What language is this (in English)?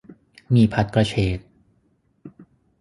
Thai